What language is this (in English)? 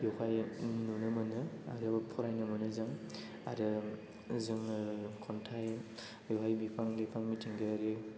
Bodo